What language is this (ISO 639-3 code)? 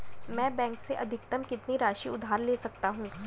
hin